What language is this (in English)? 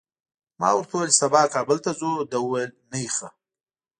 Pashto